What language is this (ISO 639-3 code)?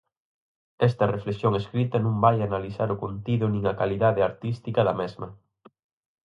glg